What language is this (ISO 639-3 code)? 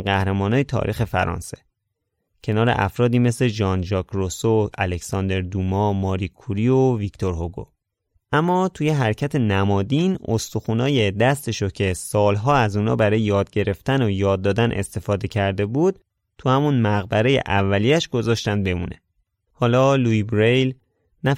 fas